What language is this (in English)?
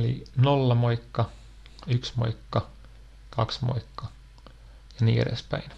Finnish